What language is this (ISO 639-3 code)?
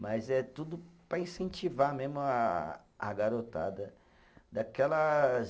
por